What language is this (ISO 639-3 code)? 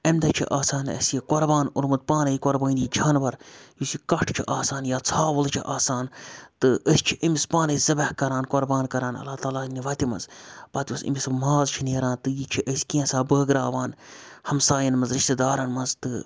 kas